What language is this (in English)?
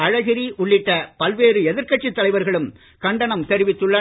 Tamil